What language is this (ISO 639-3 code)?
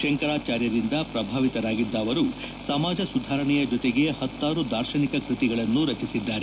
kan